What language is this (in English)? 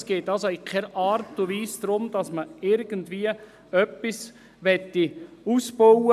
Swiss German